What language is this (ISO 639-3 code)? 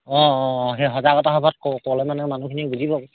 asm